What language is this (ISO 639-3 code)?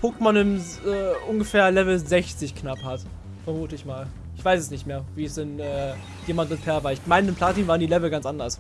deu